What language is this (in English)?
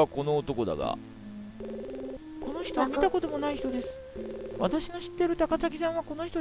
Japanese